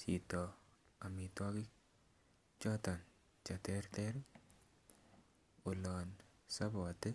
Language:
Kalenjin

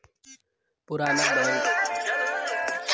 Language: Bhojpuri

